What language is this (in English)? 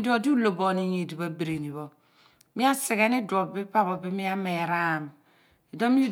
Abua